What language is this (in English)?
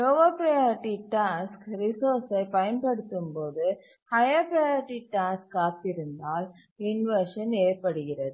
Tamil